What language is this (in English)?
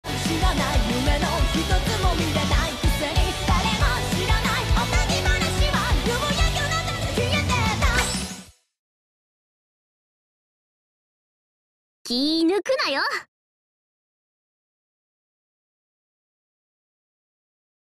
Japanese